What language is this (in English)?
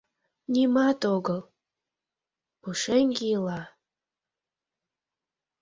Mari